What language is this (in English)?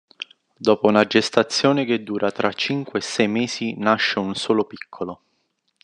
Italian